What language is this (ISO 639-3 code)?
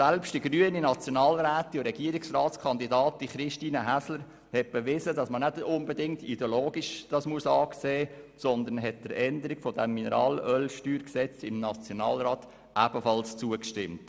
gsw